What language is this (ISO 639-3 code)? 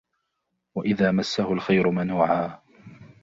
ara